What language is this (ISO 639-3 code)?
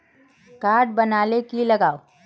mag